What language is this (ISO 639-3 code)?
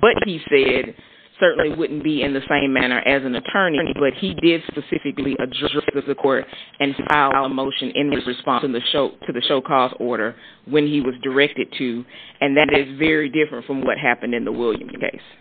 eng